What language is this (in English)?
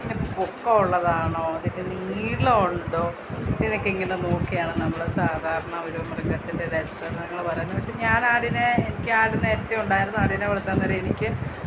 Malayalam